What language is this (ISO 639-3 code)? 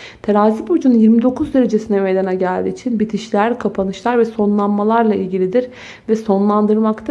tur